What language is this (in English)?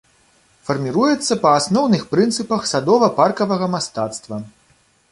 Belarusian